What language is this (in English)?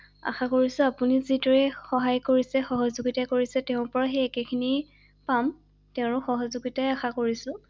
Assamese